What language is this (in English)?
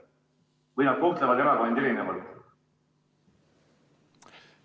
Estonian